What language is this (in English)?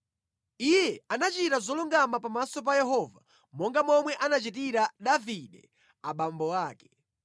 Nyanja